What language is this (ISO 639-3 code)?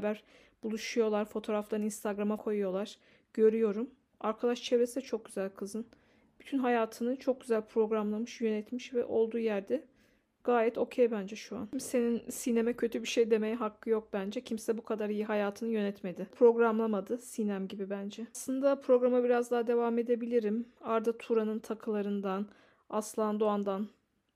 tur